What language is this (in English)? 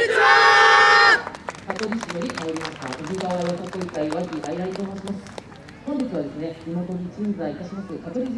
Japanese